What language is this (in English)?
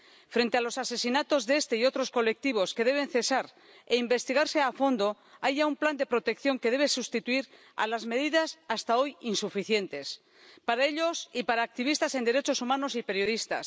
Spanish